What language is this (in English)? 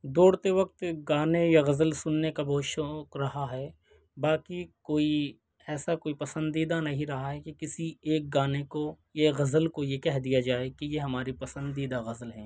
Urdu